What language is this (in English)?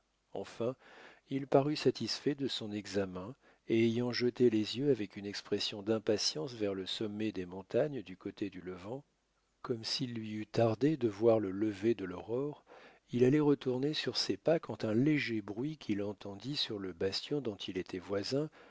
French